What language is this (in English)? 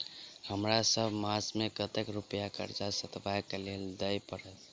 Maithili